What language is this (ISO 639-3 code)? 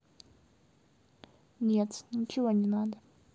rus